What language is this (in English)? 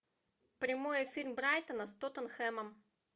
Russian